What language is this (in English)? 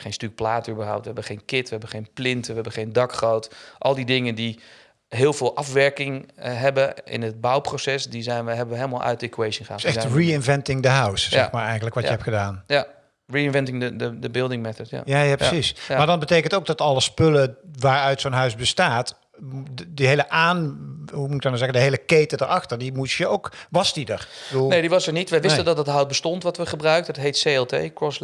Dutch